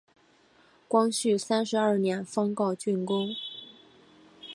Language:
Chinese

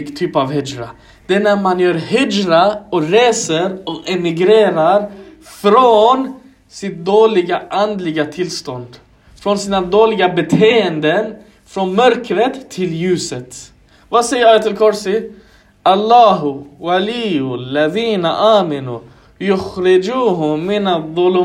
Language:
Swedish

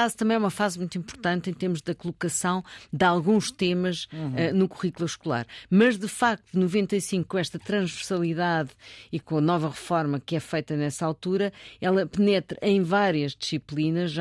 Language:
Portuguese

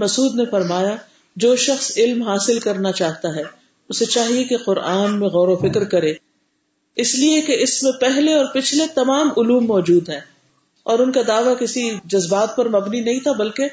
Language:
Urdu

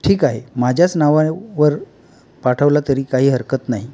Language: Marathi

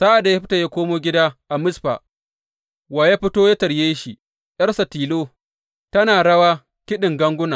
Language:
Hausa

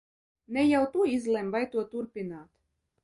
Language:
Latvian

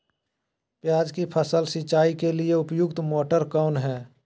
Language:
Magahi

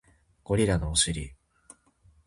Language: Japanese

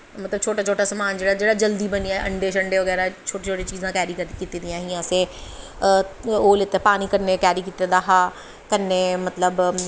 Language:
Dogri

